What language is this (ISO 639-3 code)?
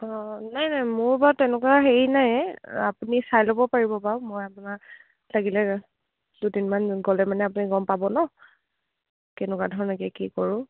asm